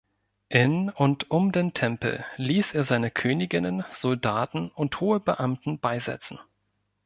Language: German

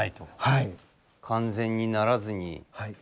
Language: Japanese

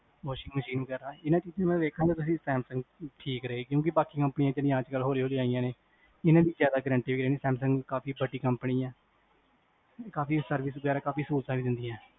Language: Punjabi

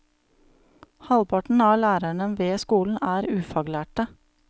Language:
Norwegian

